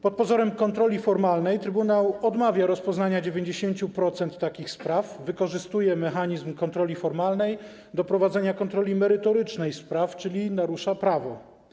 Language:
Polish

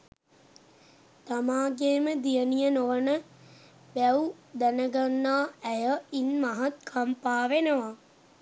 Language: Sinhala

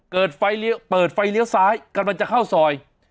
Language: Thai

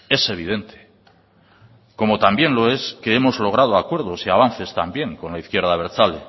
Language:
Spanish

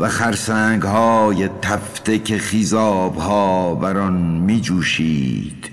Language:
Persian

